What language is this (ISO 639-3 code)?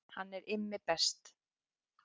isl